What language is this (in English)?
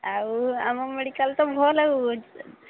Odia